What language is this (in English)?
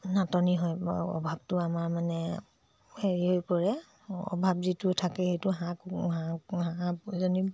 Assamese